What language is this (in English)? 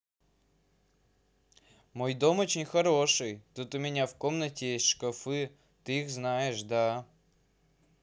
Russian